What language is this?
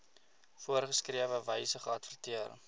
Afrikaans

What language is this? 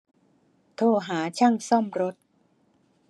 Thai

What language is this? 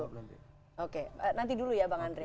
Indonesian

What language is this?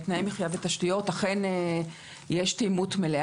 Hebrew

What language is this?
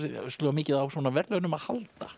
Icelandic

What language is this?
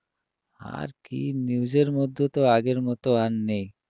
Bangla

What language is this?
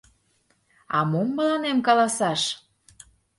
Mari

